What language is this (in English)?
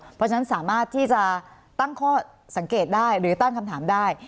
Thai